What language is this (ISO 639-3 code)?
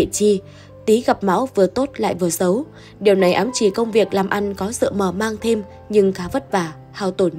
vie